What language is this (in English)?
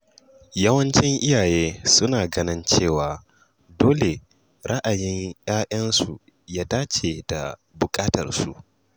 Hausa